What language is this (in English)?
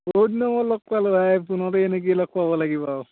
Assamese